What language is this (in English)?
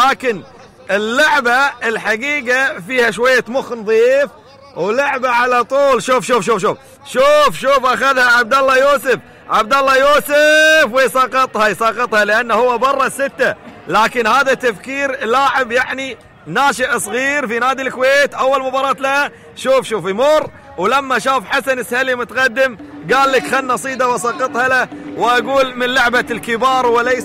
Arabic